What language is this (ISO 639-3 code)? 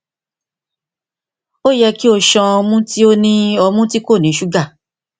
yor